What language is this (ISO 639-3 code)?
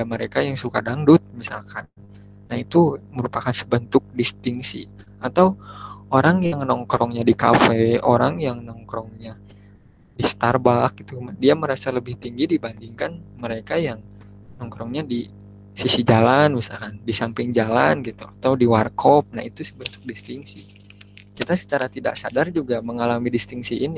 ind